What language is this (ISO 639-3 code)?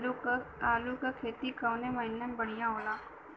bho